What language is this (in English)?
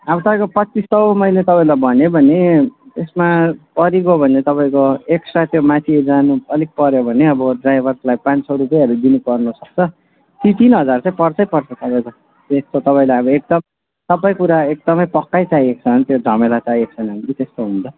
Nepali